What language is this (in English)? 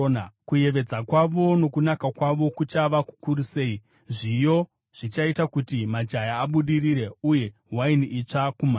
Shona